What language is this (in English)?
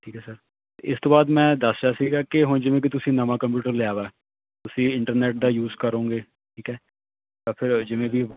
Punjabi